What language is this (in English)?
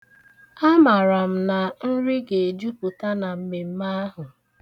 Igbo